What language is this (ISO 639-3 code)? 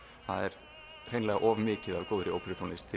isl